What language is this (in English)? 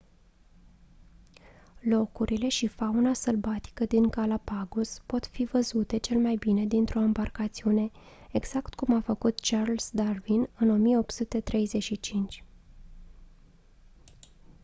Romanian